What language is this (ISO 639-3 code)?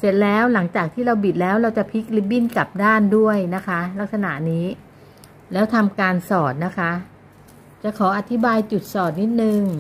tha